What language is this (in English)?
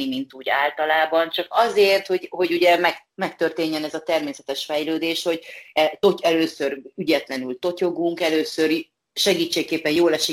Hungarian